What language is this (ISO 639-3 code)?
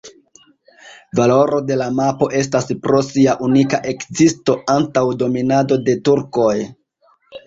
epo